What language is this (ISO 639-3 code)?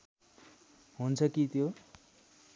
nep